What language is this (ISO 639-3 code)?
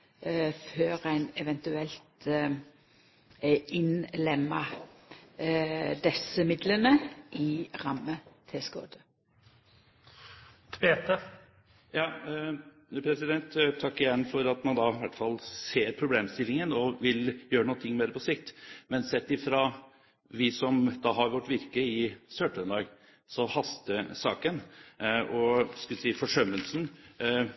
nor